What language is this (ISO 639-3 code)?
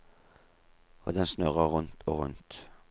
nor